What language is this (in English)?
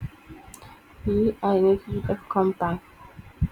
Wolof